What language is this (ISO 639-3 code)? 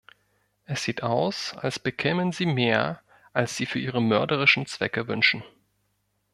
deu